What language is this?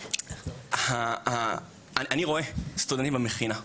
Hebrew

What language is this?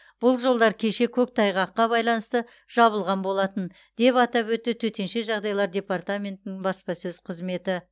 Kazakh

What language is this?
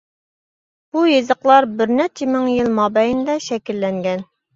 Uyghur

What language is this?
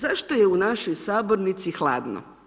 Croatian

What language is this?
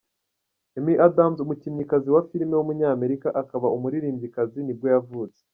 Kinyarwanda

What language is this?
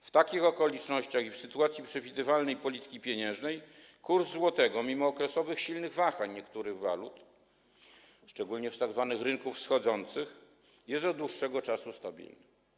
Polish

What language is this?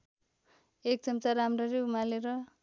Nepali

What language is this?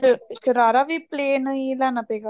Punjabi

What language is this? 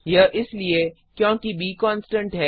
Hindi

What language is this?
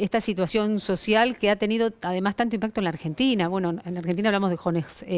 Spanish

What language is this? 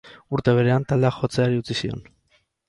Basque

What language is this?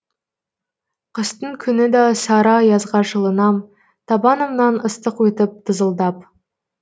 Kazakh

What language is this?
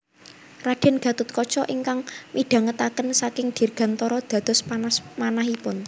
Javanese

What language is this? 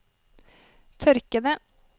Norwegian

